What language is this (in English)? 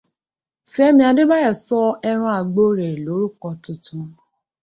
Yoruba